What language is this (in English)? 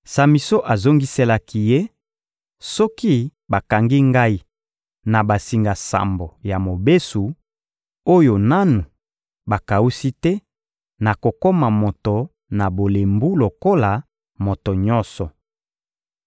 Lingala